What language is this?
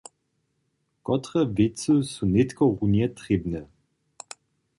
Upper Sorbian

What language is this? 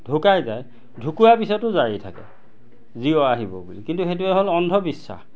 Assamese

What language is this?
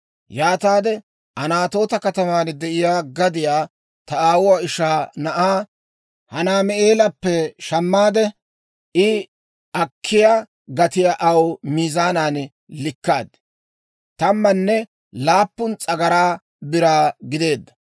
Dawro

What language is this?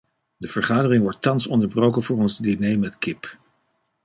Dutch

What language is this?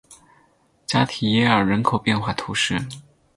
Chinese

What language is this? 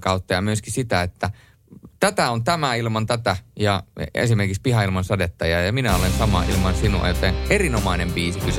Finnish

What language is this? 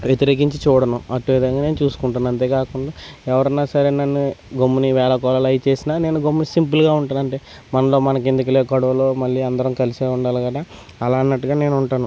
Telugu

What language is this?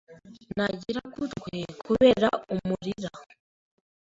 Kinyarwanda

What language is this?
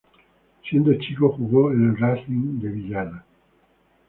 Spanish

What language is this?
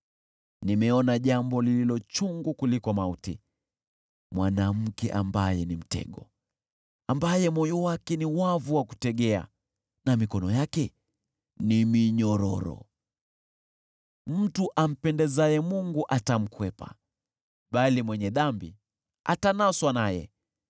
Swahili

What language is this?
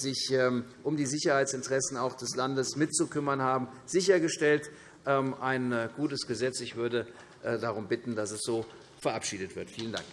German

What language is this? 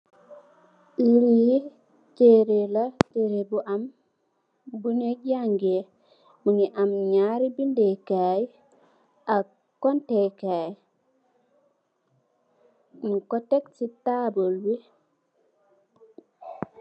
Wolof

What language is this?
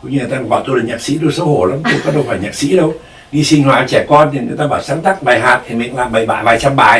Vietnamese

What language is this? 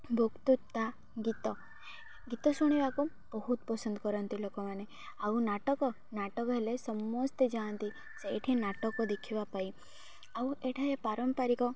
Odia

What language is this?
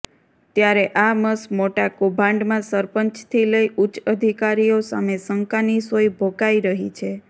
Gujarati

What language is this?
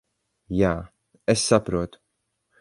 Latvian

